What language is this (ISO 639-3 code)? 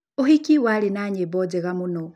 kik